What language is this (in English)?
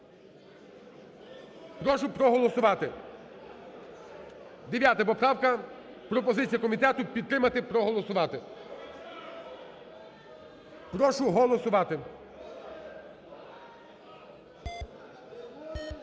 Ukrainian